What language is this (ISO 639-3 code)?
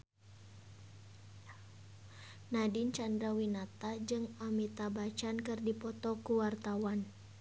sun